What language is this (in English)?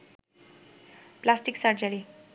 Bangla